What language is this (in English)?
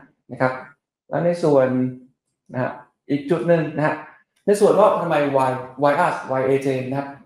Thai